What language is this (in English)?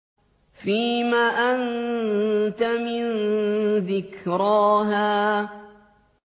Arabic